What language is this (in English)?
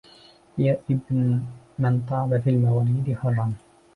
Arabic